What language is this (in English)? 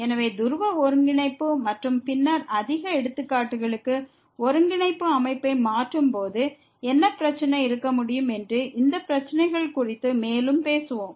Tamil